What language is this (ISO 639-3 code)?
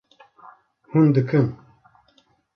kur